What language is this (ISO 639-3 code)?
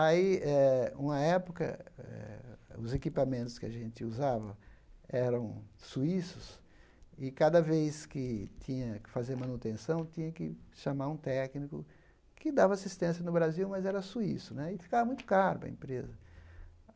por